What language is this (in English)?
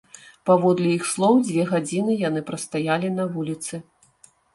Belarusian